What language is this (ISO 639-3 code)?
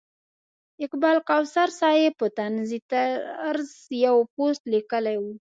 pus